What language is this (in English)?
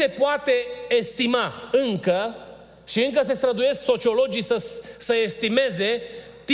Romanian